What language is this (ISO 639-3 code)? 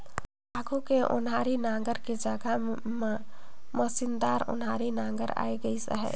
hne